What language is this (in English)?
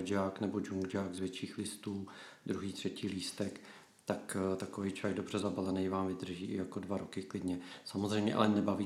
Czech